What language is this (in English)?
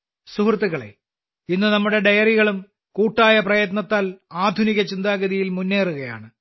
Malayalam